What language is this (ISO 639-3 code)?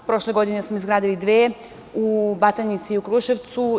srp